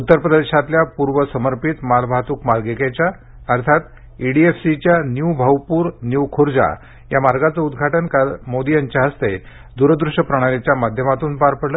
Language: Marathi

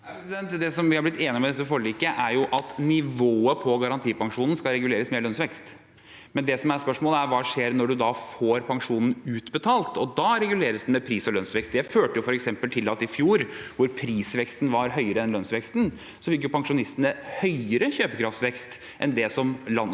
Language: Norwegian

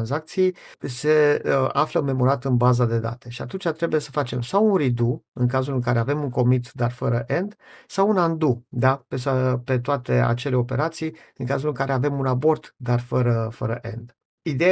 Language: Romanian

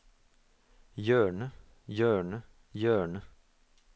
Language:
Norwegian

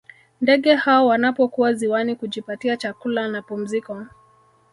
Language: Swahili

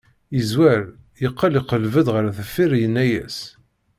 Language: Kabyle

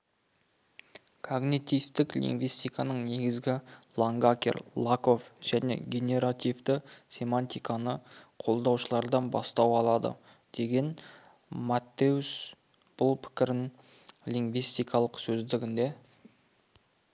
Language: Kazakh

